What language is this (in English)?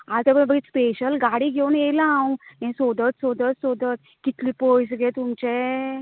Konkani